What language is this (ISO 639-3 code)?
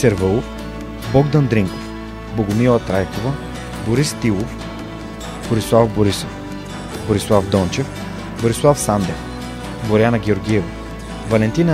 bul